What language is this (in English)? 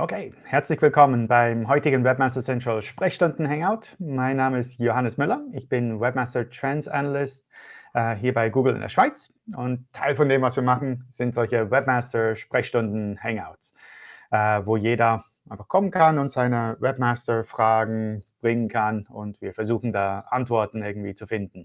German